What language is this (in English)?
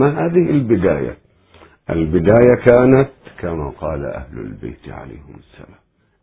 Arabic